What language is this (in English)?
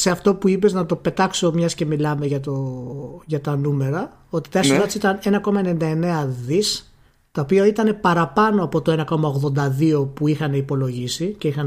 Greek